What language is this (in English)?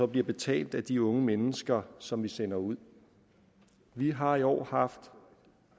Danish